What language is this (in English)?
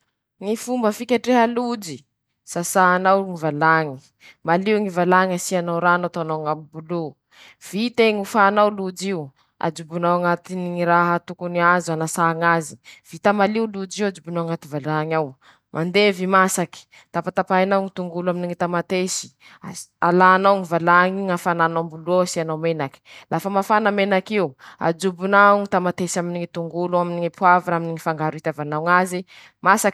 Masikoro Malagasy